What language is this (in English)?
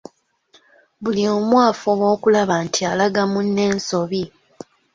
Ganda